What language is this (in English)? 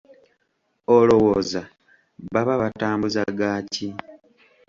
Ganda